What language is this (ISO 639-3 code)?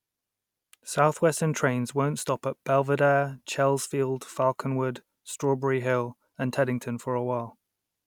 eng